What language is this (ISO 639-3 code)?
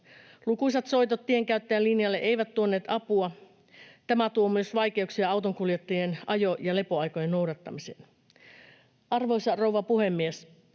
fin